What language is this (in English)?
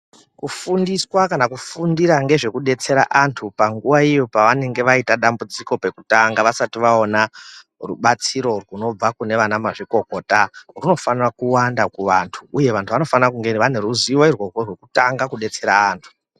Ndau